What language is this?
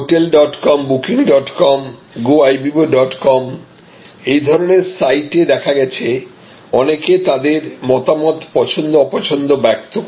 Bangla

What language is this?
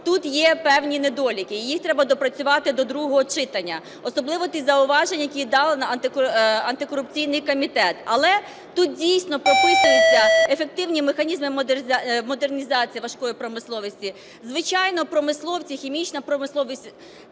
Ukrainian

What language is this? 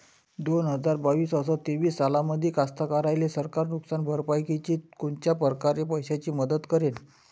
Marathi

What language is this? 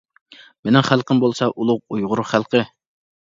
Uyghur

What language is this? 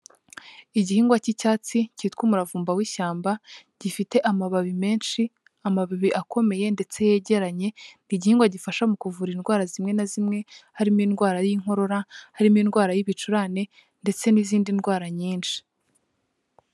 Kinyarwanda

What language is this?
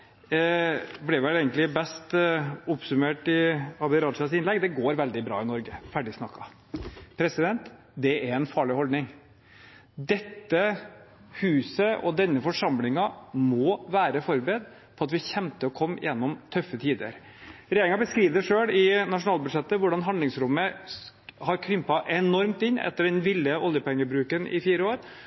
Norwegian Bokmål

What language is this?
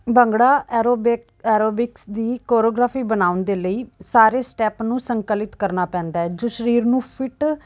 Punjabi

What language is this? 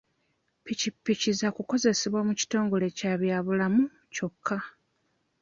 Ganda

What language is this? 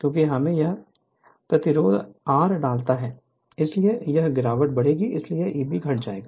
Hindi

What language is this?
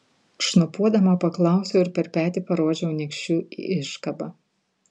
Lithuanian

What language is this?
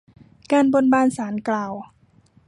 Thai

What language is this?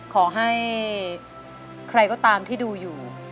Thai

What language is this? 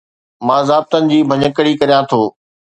Sindhi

